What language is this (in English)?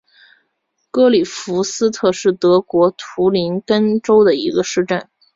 Chinese